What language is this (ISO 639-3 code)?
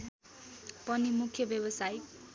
nep